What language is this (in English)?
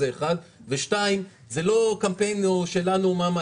Hebrew